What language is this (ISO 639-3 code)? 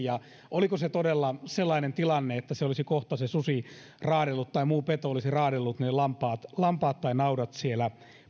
fin